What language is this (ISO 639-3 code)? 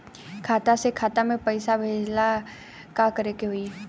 bho